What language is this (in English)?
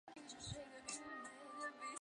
Chinese